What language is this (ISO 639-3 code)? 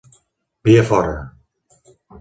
cat